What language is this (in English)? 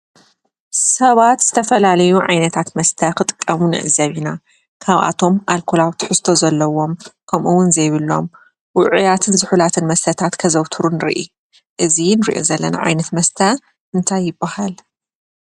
Tigrinya